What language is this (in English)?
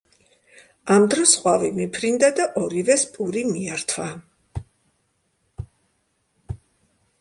Georgian